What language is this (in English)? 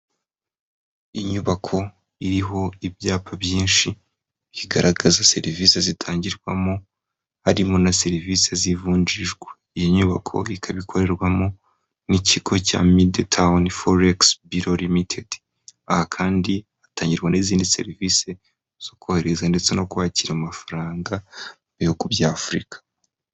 Kinyarwanda